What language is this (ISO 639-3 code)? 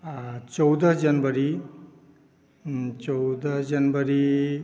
mai